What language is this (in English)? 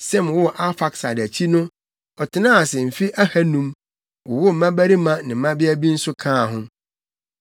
Akan